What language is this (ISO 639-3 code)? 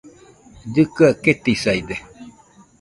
hux